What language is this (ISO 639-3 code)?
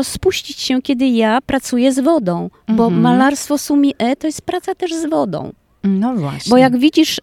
pol